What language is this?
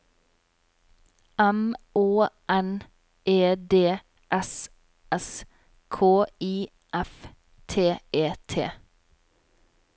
Norwegian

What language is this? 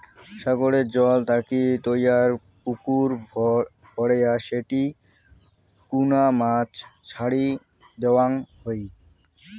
Bangla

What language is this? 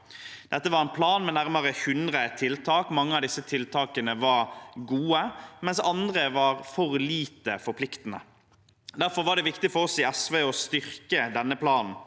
Norwegian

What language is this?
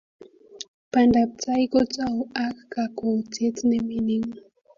Kalenjin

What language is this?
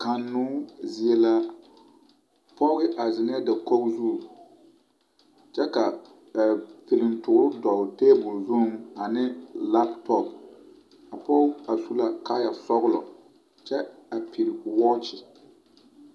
Southern Dagaare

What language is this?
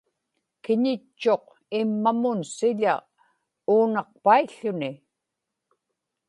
Inupiaq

